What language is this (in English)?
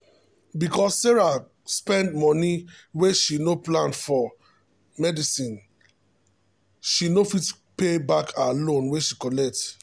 Nigerian Pidgin